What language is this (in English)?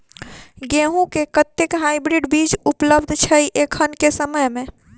Maithili